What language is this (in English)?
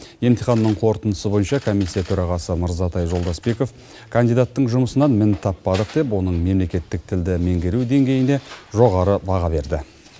Kazakh